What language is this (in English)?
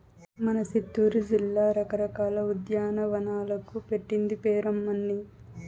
Telugu